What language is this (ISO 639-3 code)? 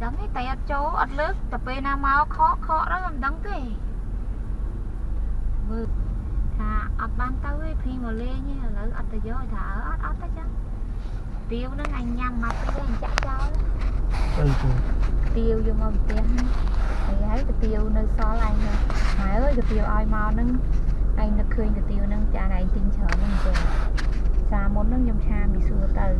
vie